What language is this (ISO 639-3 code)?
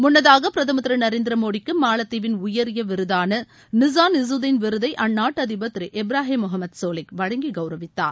tam